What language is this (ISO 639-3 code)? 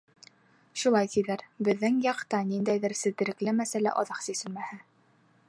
bak